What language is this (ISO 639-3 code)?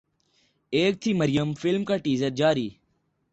urd